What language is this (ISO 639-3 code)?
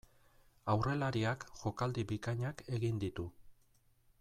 eus